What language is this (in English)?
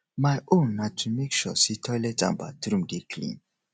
Nigerian Pidgin